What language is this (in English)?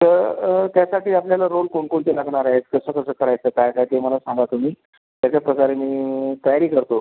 Marathi